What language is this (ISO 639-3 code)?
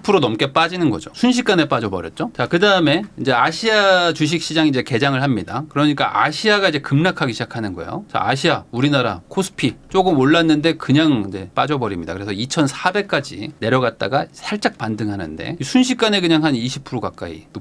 kor